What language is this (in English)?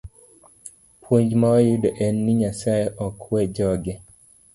Luo (Kenya and Tanzania)